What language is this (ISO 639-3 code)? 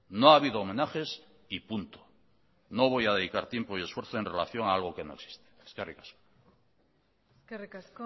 spa